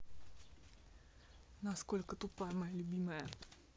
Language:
Russian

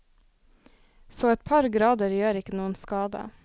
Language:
Norwegian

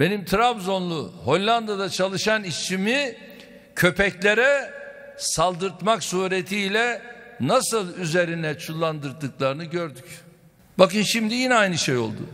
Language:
Turkish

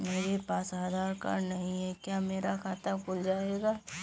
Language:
Hindi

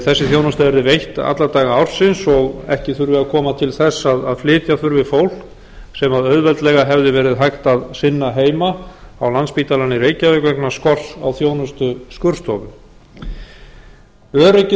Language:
Icelandic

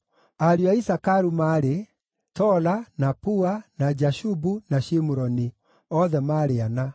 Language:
Kikuyu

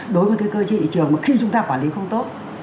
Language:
Vietnamese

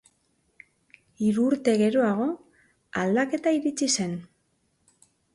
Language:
Basque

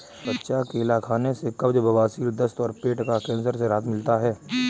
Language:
Hindi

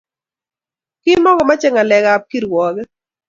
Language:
Kalenjin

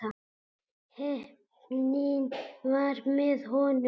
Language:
Icelandic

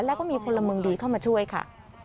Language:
Thai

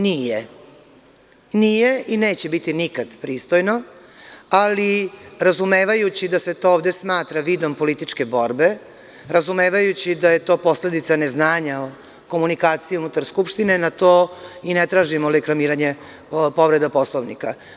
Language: Serbian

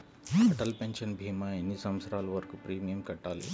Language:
Telugu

